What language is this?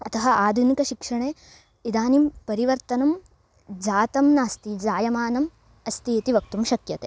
Sanskrit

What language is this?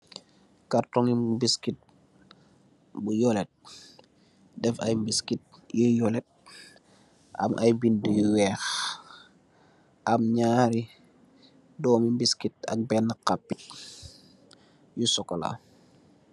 Wolof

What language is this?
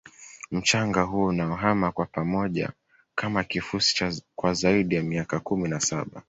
Swahili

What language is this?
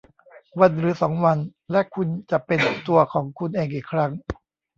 Thai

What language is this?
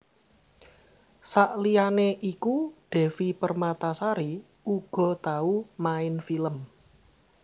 Javanese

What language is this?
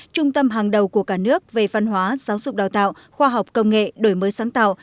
Vietnamese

